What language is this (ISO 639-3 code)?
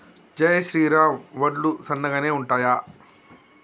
tel